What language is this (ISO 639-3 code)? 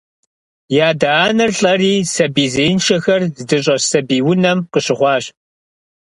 kbd